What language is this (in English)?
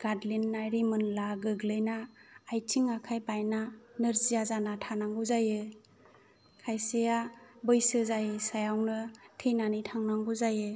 Bodo